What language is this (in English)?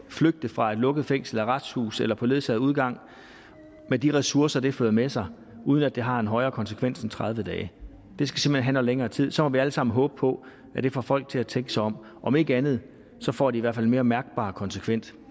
Danish